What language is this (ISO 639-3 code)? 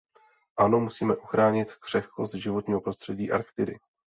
ces